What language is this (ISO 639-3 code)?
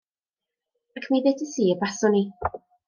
cym